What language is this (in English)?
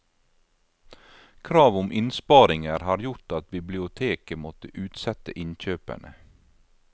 Norwegian